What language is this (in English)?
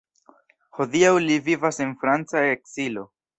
Esperanto